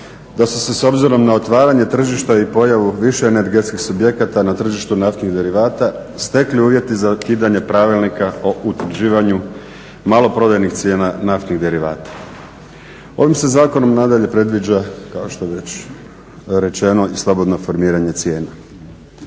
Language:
Croatian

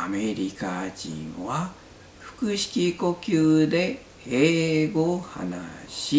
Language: Japanese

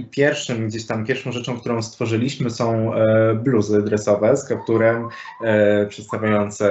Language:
Polish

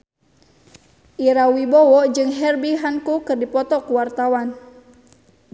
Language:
Sundanese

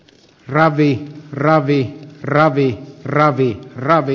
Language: Finnish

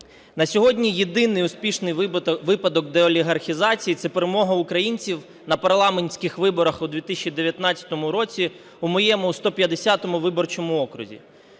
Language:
Ukrainian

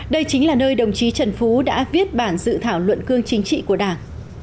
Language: Vietnamese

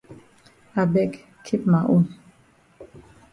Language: Cameroon Pidgin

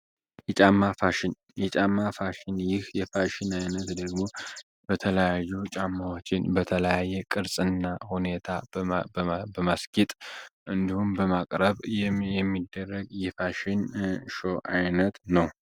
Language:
Amharic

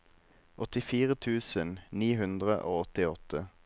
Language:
Norwegian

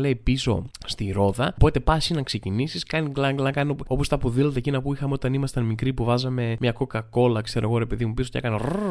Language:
Greek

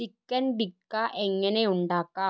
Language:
Malayalam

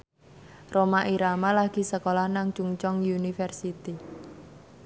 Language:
Javanese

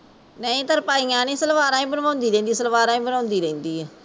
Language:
Punjabi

